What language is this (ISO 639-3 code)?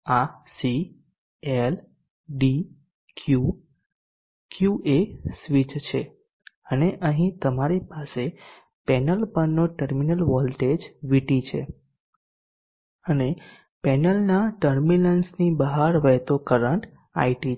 guj